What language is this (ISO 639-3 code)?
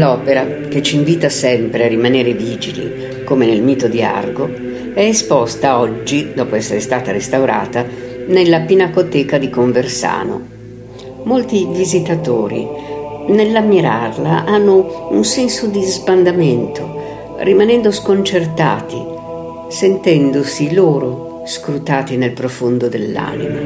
ita